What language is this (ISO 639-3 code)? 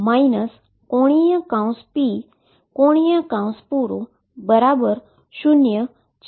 guj